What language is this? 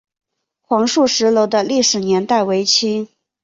Chinese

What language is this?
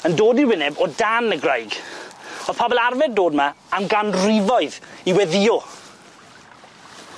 Welsh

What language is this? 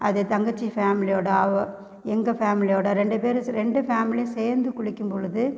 Tamil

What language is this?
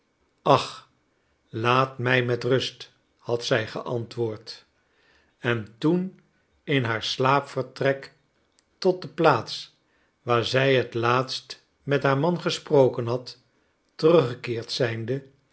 Dutch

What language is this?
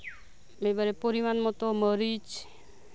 Santali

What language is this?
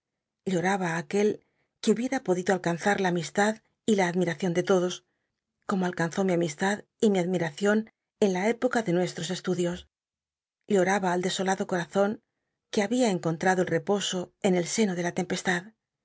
Spanish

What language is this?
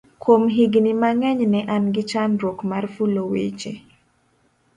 Luo (Kenya and Tanzania)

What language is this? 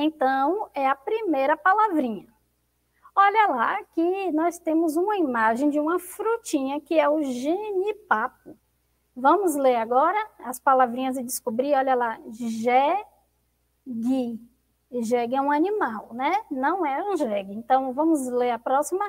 Portuguese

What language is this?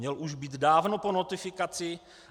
Czech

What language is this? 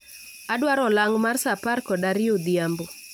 Luo (Kenya and Tanzania)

